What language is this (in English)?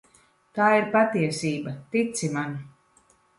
Latvian